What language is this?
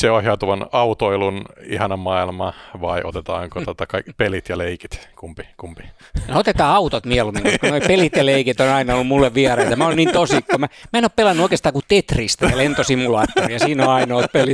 Finnish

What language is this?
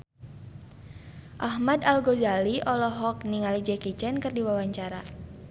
Sundanese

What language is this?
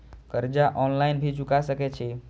Maithili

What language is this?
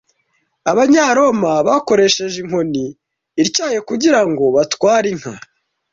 Kinyarwanda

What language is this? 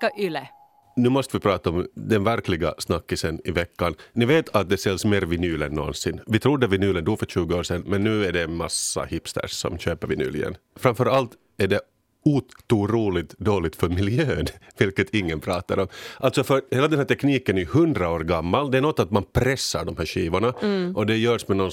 Swedish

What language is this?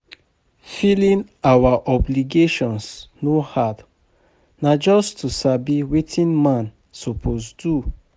Nigerian Pidgin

